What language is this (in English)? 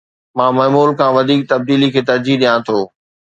Sindhi